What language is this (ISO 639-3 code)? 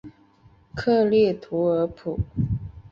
zho